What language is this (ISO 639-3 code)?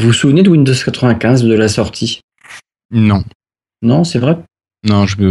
fra